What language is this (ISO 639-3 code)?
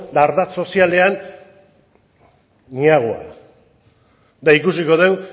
eus